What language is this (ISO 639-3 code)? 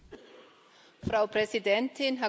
deu